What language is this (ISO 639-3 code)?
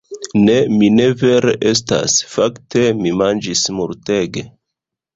epo